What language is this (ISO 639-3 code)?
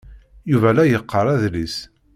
kab